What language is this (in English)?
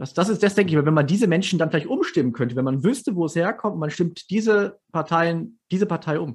German